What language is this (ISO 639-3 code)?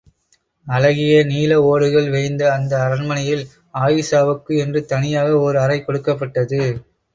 tam